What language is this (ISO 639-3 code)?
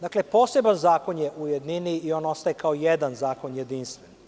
srp